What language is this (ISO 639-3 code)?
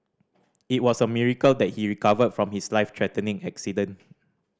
eng